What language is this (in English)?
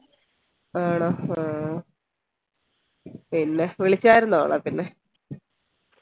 Malayalam